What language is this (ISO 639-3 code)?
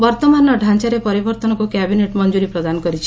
ori